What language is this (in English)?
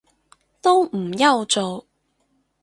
Cantonese